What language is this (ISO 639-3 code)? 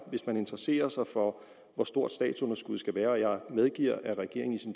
dan